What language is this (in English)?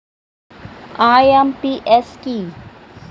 Bangla